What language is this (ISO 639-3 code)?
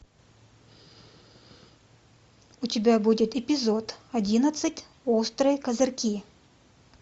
rus